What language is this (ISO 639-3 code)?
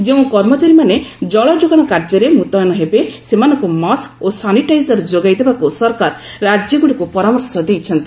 ori